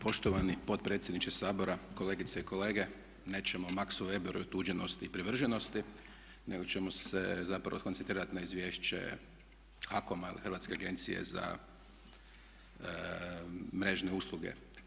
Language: Croatian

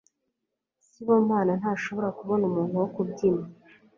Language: Kinyarwanda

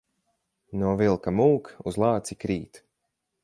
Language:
Latvian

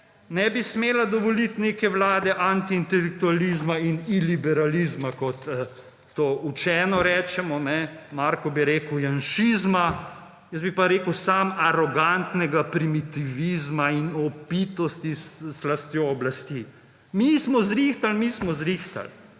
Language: Slovenian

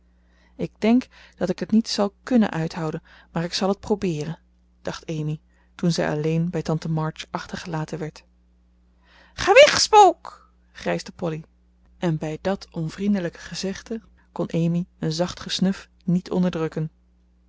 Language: Dutch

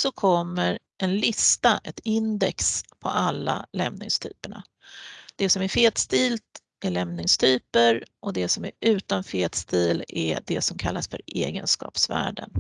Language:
Swedish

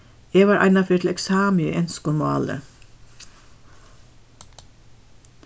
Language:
Faroese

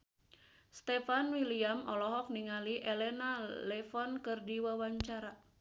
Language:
Sundanese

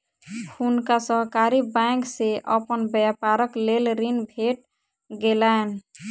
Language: Maithili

